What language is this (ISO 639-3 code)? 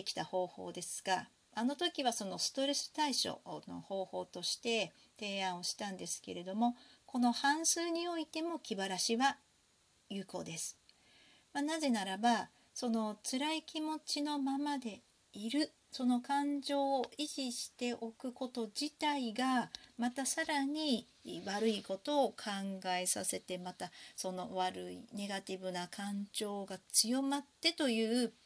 jpn